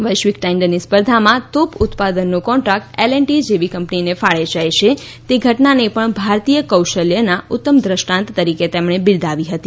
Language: Gujarati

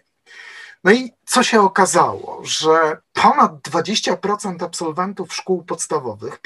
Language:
Polish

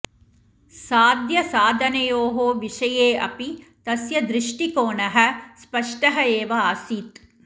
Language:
Sanskrit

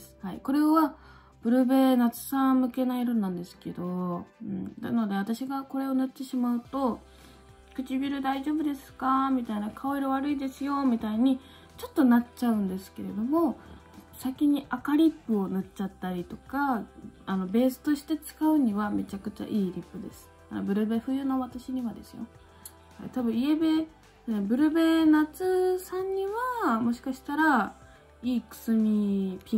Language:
Japanese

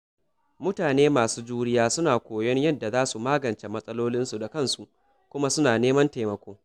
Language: Hausa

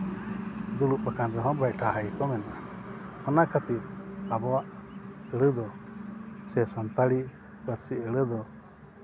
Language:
Santali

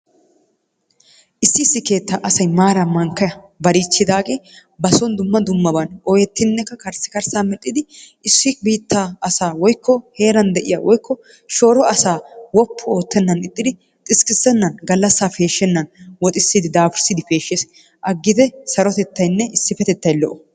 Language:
Wolaytta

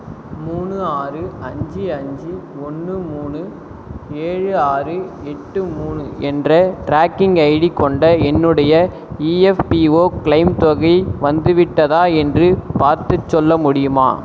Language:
Tamil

